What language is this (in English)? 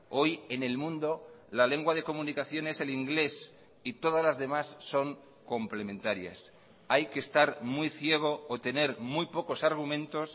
Spanish